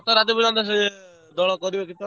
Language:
Odia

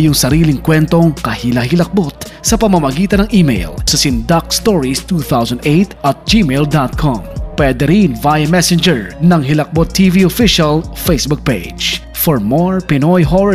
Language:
Filipino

